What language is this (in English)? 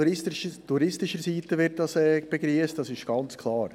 Swiss German